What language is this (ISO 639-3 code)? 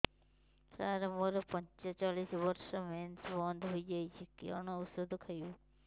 ori